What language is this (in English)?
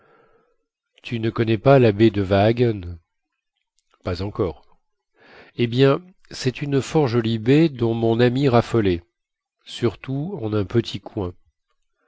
French